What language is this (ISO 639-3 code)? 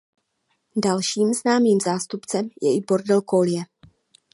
ces